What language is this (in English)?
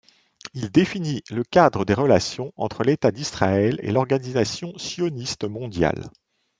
French